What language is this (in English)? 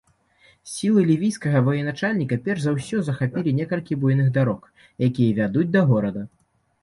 Belarusian